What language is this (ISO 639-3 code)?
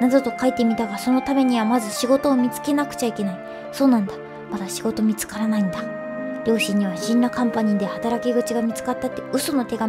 jpn